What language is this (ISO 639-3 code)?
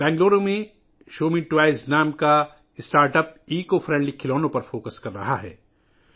urd